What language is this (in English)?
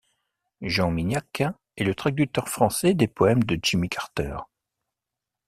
French